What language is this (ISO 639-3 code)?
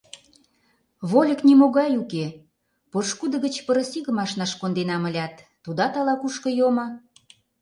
chm